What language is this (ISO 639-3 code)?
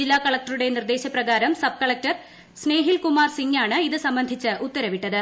mal